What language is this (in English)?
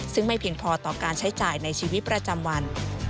Thai